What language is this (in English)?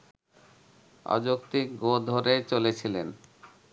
Bangla